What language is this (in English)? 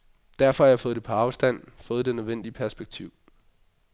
Danish